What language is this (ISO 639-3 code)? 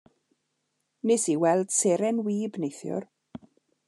cym